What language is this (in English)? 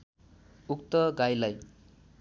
Nepali